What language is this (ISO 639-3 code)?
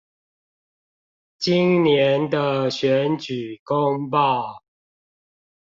zho